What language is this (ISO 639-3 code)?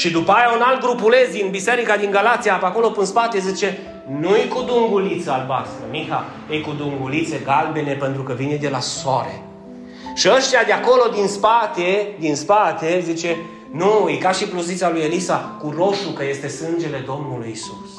ron